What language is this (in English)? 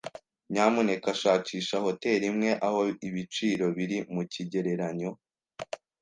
Kinyarwanda